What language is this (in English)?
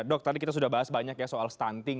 Indonesian